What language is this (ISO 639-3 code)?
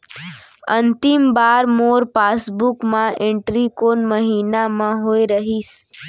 hne